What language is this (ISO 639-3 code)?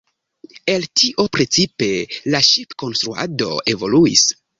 epo